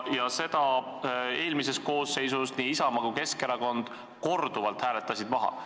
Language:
Estonian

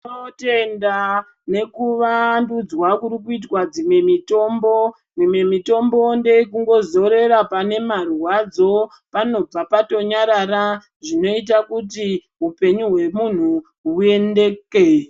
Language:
Ndau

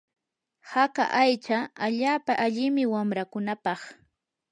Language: Yanahuanca Pasco Quechua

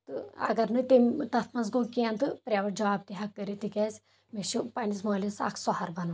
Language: Kashmiri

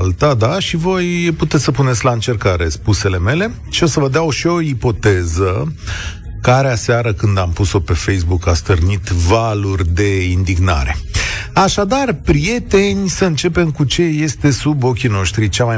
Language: Romanian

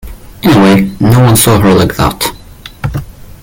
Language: English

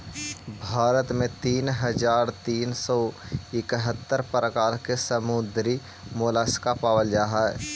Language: Magahi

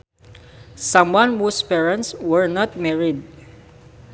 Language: Sundanese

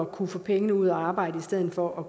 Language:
Danish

